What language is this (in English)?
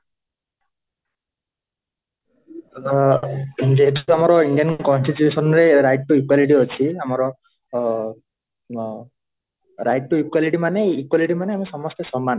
Odia